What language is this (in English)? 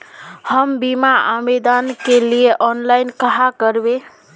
Magahi